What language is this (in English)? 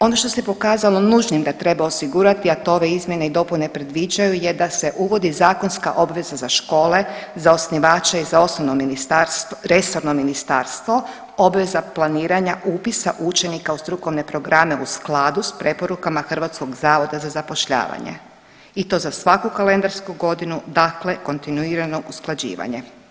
Croatian